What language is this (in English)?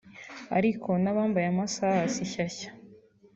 Kinyarwanda